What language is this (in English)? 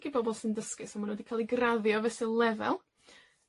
Welsh